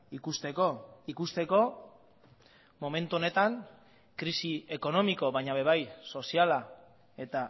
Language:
Basque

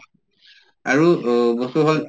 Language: Assamese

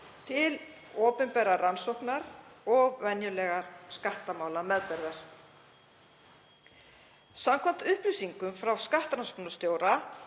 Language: Icelandic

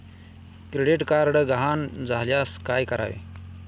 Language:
Marathi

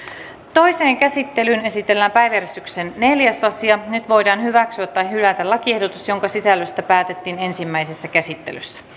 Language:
Finnish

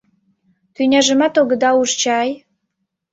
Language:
Mari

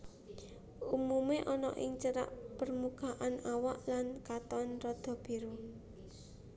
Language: Javanese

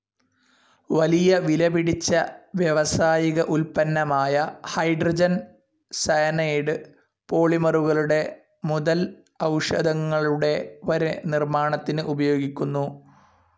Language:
Malayalam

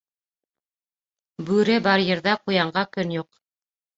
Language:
Bashkir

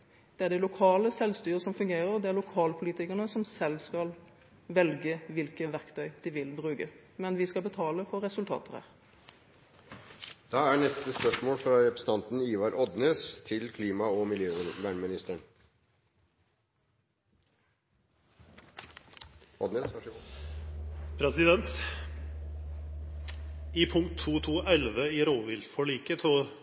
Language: Norwegian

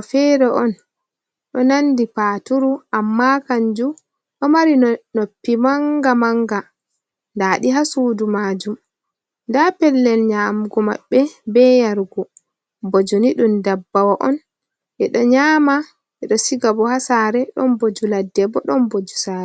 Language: Fula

